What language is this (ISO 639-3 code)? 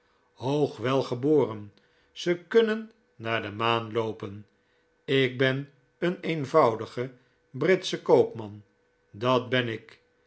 nld